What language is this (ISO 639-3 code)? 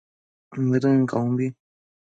mcf